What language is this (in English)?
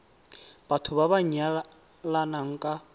Tswana